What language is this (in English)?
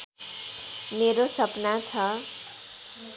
Nepali